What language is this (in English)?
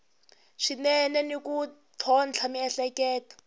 Tsonga